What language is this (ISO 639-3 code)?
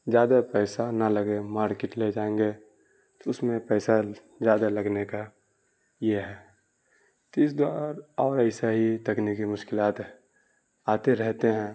urd